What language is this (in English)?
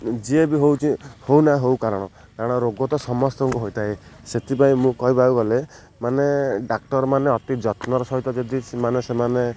Odia